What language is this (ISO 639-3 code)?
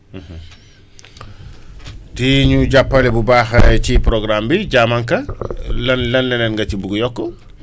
wol